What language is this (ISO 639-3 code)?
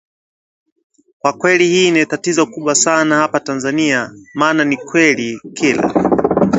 swa